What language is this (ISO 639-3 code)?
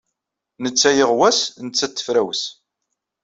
kab